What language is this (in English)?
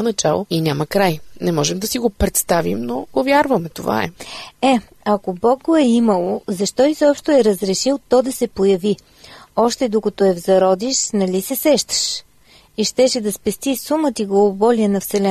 Bulgarian